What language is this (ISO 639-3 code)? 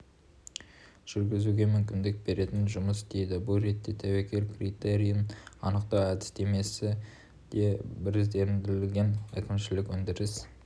kaz